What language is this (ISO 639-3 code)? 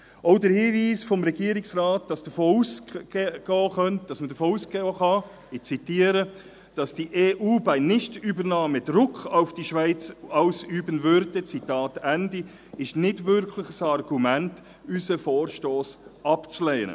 gsw